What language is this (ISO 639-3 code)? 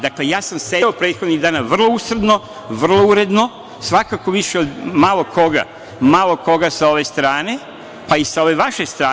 srp